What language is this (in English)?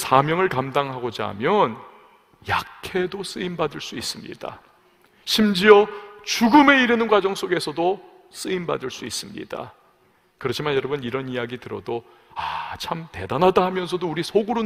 Korean